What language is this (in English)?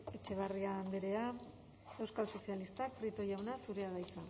Basque